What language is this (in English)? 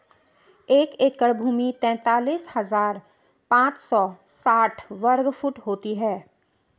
Hindi